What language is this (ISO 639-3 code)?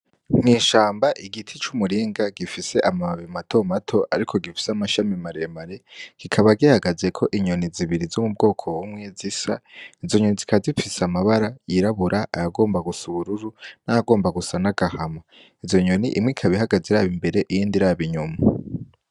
run